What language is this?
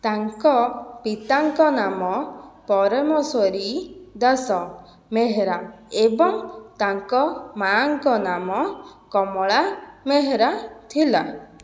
Odia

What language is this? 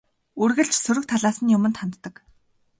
Mongolian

